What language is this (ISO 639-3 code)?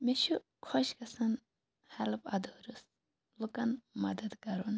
kas